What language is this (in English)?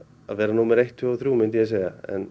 Icelandic